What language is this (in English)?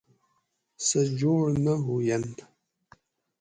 Gawri